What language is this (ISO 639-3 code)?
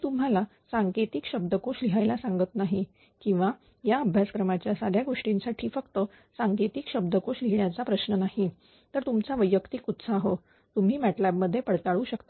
mar